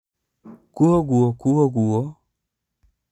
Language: Kikuyu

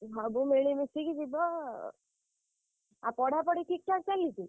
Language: Odia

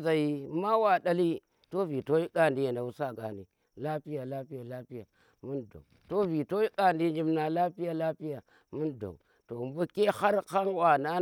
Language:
Tera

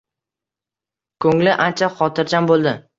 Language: Uzbek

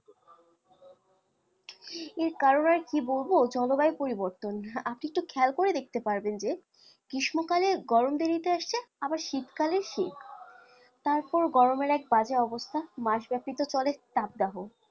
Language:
Bangla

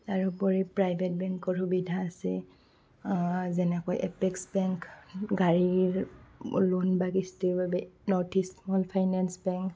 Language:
Assamese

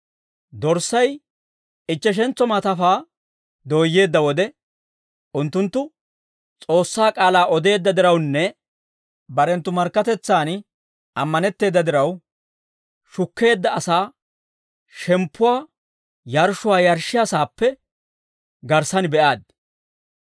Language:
Dawro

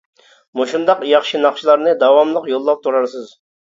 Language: Uyghur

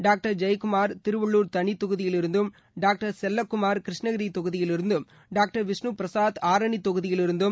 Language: Tamil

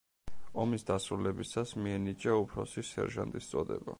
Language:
Georgian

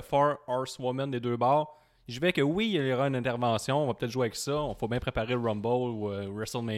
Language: French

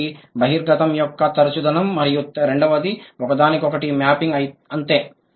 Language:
Telugu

